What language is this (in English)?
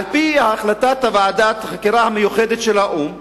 Hebrew